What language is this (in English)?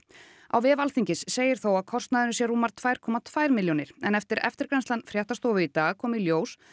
Icelandic